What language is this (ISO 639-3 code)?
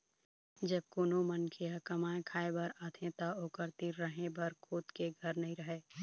hne